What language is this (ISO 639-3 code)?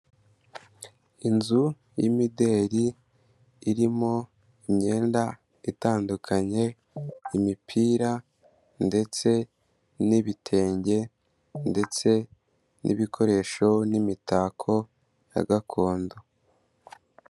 kin